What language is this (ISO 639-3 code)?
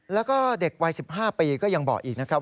tha